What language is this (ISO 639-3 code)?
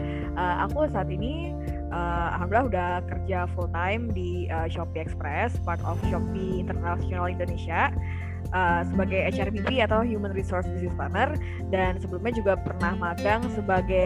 ind